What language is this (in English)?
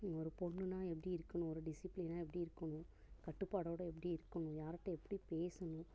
Tamil